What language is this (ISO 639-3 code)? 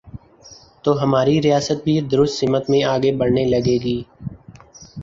urd